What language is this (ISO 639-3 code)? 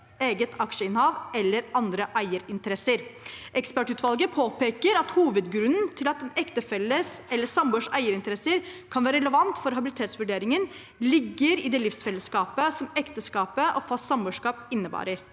nor